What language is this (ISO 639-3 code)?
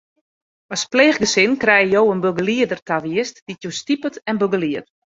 fry